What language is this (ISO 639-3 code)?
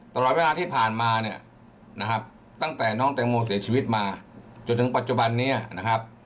tha